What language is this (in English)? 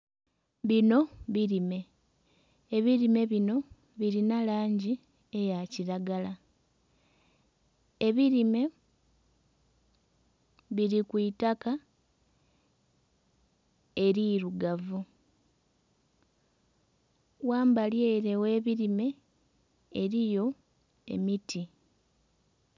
Soga